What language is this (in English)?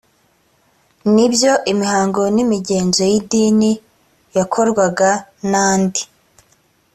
Kinyarwanda